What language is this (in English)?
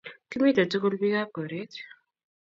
Kalenjin